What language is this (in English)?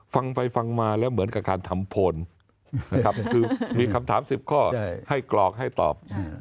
Thai